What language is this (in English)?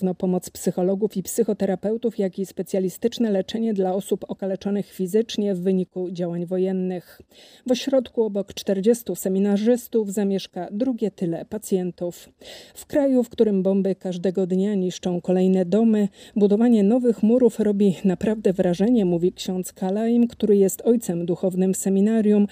Polish